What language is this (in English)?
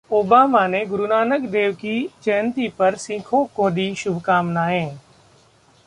Hindi